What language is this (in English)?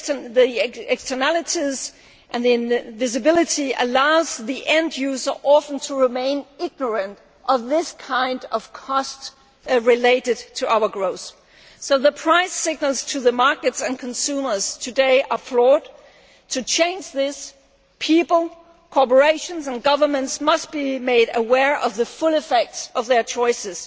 English